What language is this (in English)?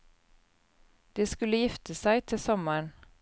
Norwegian